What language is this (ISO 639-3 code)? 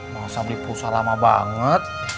ind